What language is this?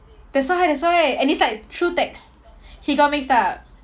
English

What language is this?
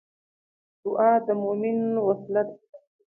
Pashto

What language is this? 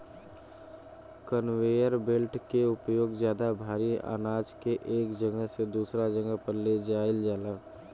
Bhojpuri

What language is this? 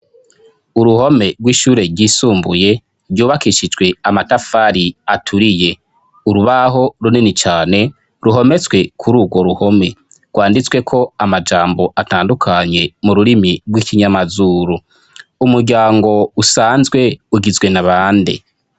Rundi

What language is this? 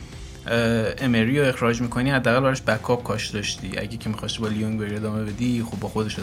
Persian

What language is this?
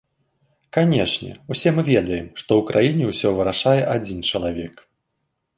Belarusian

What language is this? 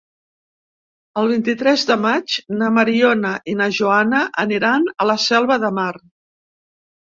Catalan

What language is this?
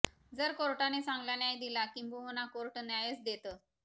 Marathi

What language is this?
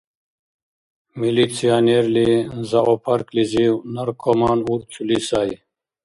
Dargwa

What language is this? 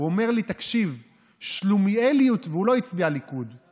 Hebrew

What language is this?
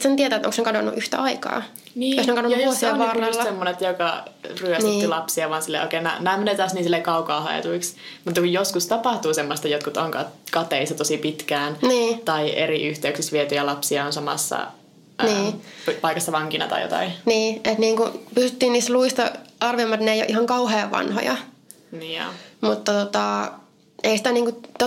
Finnish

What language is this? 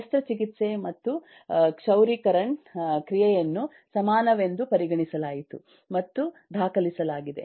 Kannada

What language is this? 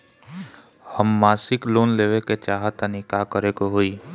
Bhojpuri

